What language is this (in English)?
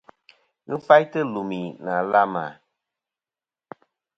Kom